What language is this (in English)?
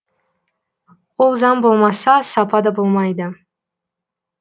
Kazakh